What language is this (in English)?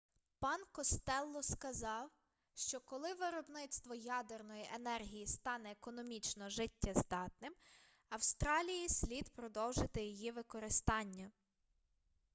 Ukrainian